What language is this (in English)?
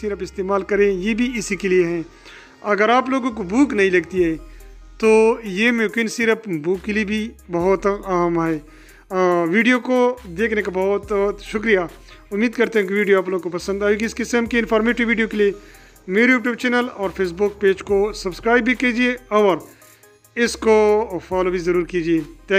Hindi